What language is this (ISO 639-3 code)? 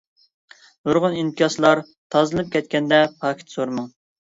uig